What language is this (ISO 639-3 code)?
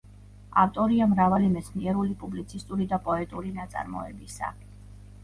kat